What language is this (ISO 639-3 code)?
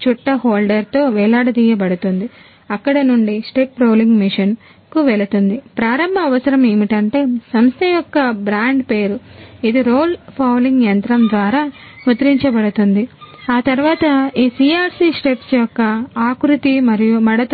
tel